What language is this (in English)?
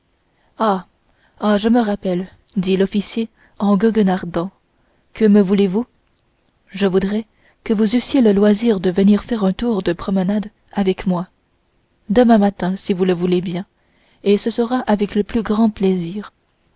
French